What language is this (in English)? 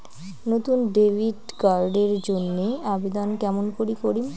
Bangla